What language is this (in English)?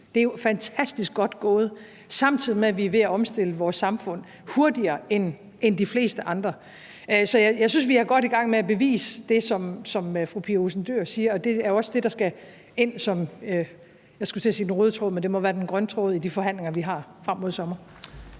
Danish